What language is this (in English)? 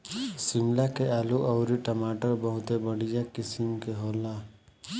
Bhojpuri